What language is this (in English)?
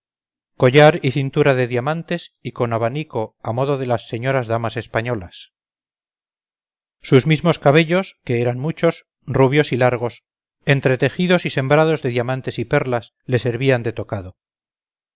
Spanish